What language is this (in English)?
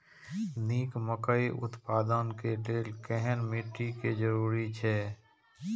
Maithili